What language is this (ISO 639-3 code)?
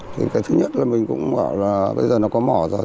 vie